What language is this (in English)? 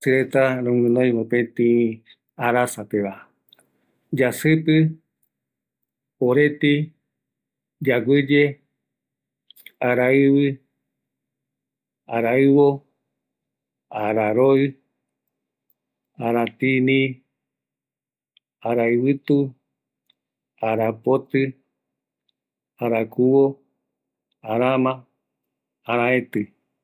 Eastern Bolivian Guaraní